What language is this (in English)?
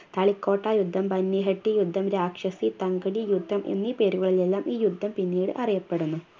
Malayalam